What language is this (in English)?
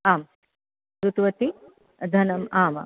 Sanskrit